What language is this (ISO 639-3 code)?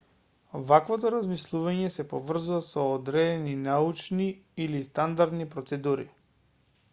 mkd